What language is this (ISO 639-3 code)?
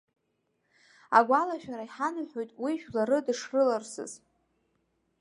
abk